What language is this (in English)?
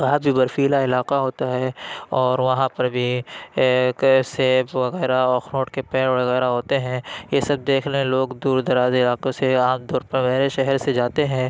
Urdu